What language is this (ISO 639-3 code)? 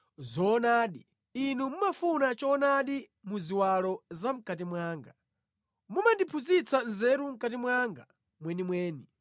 nya